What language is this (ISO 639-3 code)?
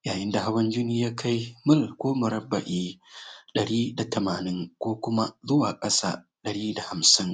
hau